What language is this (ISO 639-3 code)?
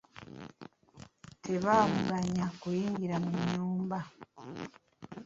lug